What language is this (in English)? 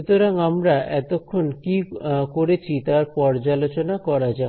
Bangla